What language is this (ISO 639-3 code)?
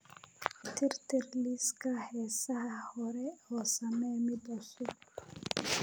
som